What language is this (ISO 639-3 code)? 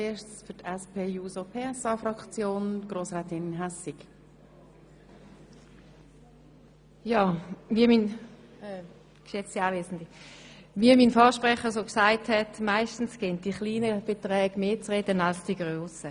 gsw